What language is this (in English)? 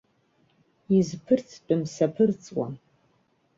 Abkhazian